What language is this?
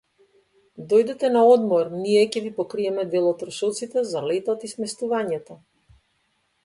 Macedonian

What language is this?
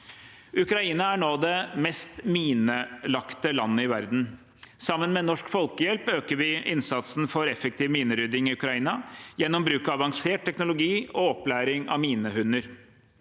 Norwegian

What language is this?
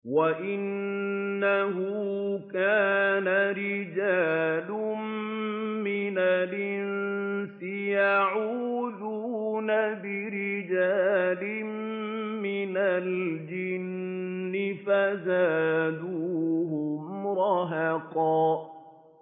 Arabic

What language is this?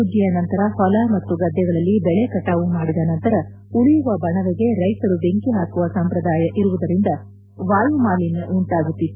Kannada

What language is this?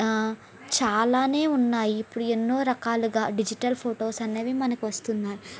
Telugu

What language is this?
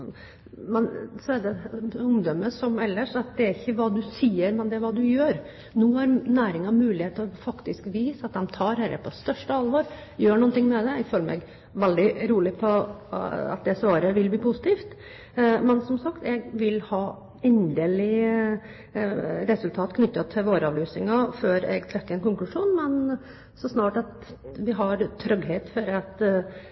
Norwegian Bokmål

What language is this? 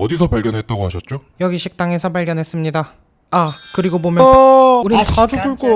Korean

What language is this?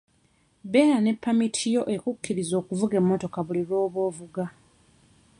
Ganda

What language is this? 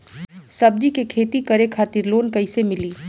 Bhojpuri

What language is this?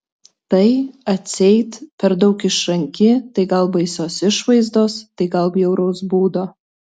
Lithuanian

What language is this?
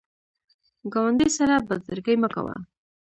Pashto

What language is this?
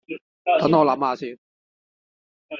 Cantonese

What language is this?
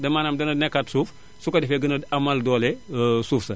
Wolof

